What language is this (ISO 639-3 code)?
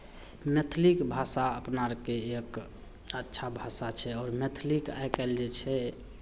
mai